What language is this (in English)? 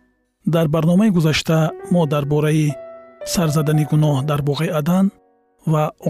Persian